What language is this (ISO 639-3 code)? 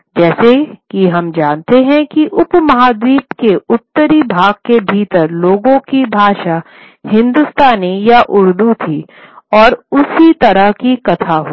hin